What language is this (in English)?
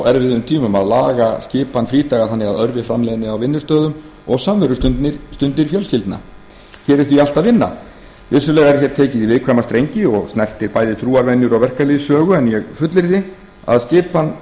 Icelandic